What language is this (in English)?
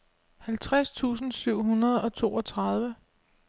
Danish